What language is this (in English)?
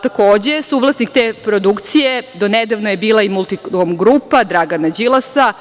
Serbian